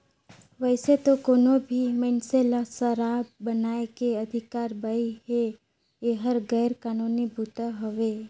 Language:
Chhattisgarhi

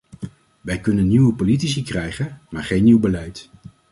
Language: Dutch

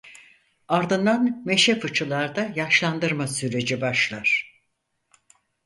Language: Turkish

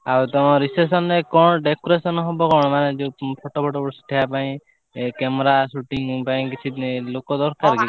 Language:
Odia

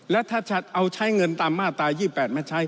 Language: Thai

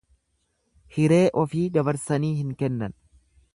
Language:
Oromo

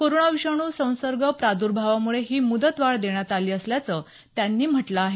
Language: Marathi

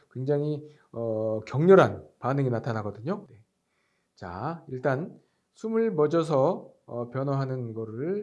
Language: Korean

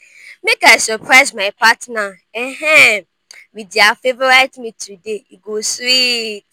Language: Nigerian Pidgin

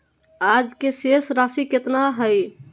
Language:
Magahi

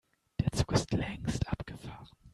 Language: German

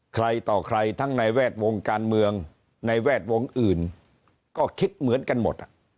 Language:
Thai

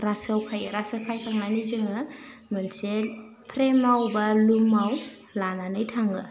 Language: Bodo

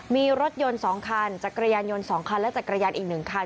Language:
Thai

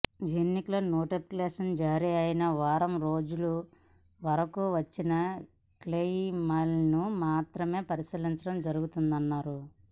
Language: Telugu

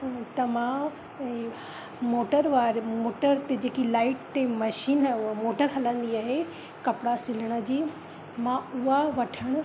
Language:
Sindhi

